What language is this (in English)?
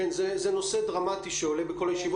Hebrew